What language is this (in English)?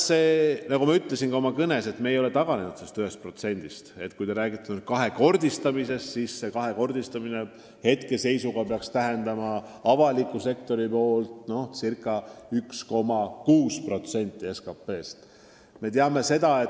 Estonian